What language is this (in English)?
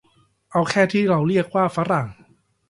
Thai